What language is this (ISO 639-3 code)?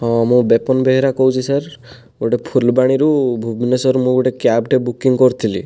ori